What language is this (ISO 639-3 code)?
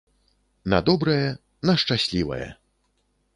bel